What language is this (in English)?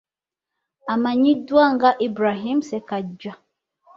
Ganda